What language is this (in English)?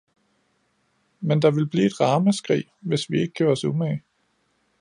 Danish